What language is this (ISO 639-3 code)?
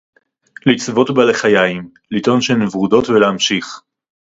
heb